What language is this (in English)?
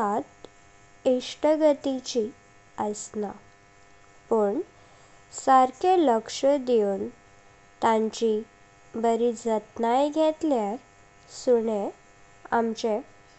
Konkani